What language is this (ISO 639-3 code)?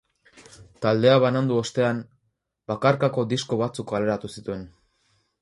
eus